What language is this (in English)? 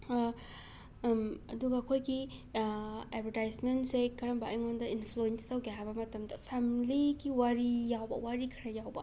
Manipuri